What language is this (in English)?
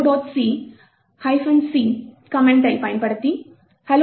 Tamil